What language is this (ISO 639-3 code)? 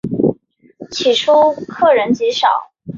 zho